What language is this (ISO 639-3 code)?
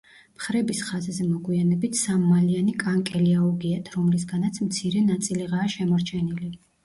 kat